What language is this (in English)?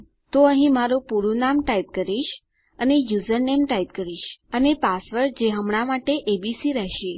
Gujarati